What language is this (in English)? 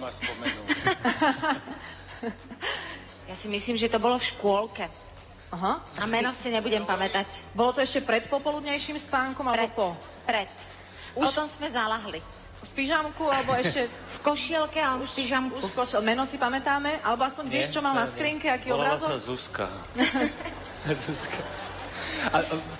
Czech